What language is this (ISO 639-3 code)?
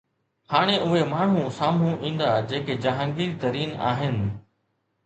snd